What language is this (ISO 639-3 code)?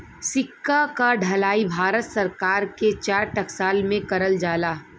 bho